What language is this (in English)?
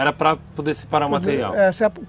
Portuguese